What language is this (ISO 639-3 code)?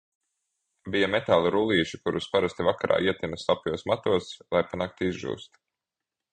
lav